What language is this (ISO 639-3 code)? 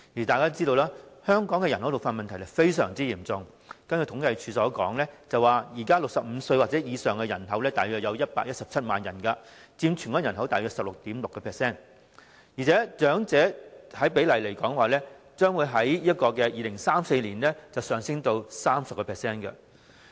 yue